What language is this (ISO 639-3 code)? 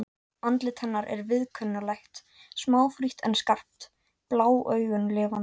isl